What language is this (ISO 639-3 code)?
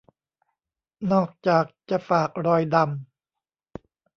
tha